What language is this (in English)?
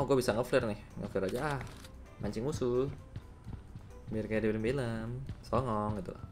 Indonesian